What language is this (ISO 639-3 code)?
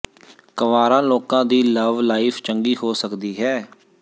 pan